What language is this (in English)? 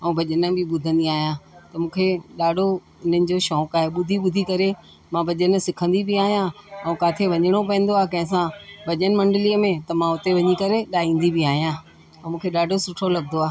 Sindhi